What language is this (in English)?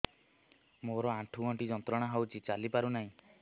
Odia